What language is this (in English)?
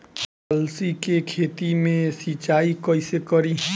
Bhojpuri